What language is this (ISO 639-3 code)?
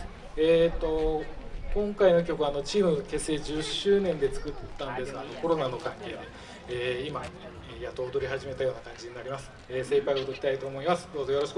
jpn